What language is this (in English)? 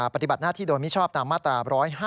Thai